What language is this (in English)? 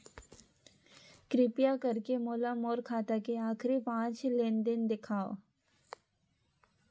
Chhattisgarhi